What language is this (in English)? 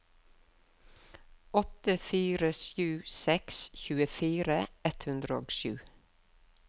Norwegian